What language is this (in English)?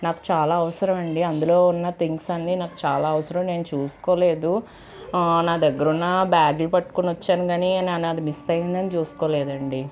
Telugu